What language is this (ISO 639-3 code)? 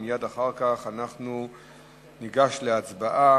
heb